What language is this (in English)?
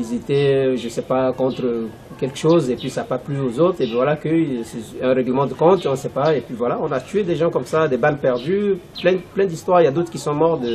French